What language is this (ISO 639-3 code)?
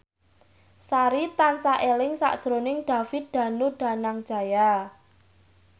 jav